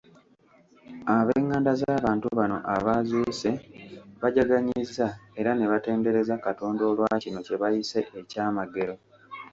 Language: Ganda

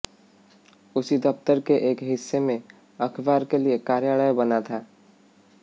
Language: Hindi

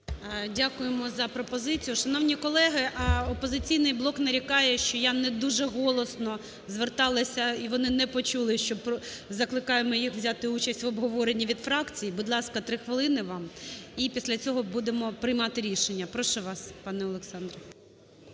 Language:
Ukrainian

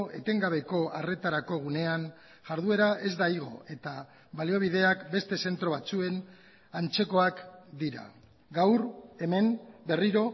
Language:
Basque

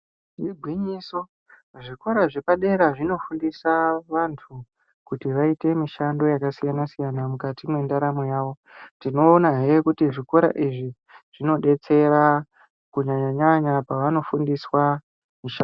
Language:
Ndau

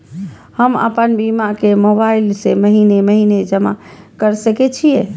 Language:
Maithili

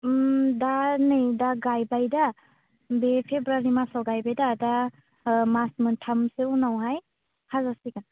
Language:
Bodo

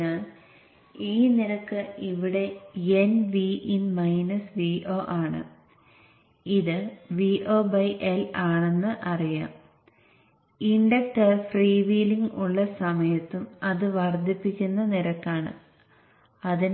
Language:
Malayalam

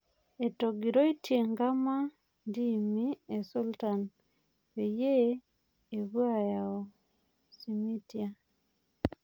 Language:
Masai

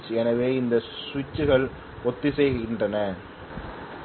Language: Tamil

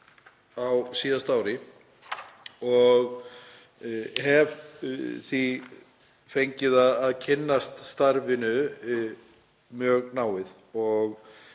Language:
Icelandic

